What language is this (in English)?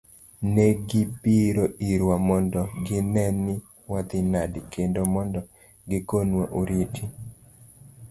Luo (Kenya and Tanzania)